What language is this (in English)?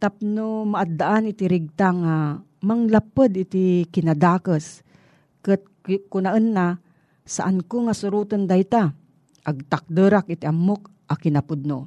Filipino